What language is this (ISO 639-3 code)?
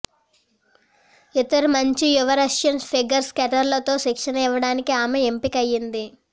tel